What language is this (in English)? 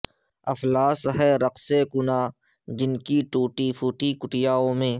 Urdu